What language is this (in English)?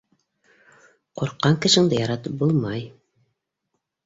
Bashkir